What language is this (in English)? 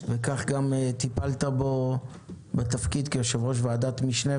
Hebrew